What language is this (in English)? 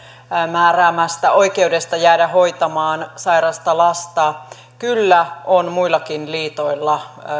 Finnish